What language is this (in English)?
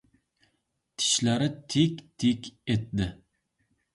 Uzbek